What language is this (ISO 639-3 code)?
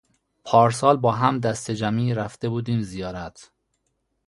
fas